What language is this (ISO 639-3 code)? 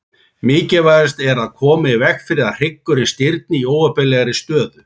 isl